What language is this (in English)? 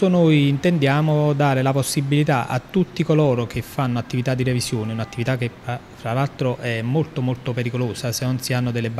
Italian